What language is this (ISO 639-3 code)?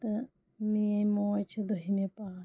kas